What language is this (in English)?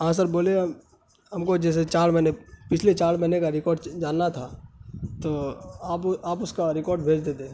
Urdu